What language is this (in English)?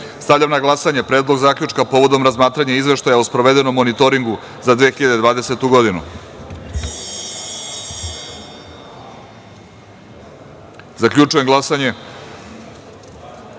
Serbian